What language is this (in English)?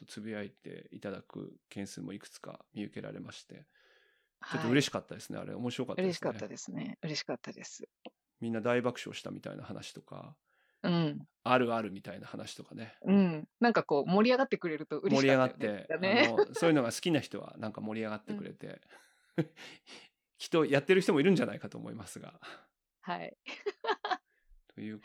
Japanese